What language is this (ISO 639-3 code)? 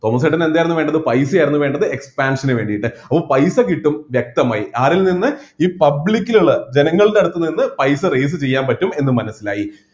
mal